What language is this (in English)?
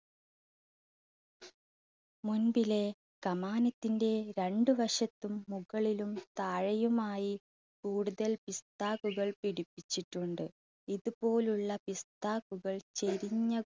Malayalam